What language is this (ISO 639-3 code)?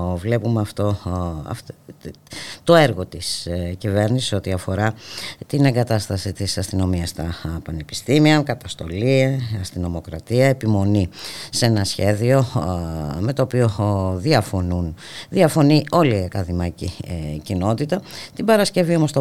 ell